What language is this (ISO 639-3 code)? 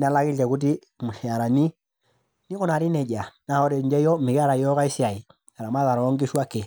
mas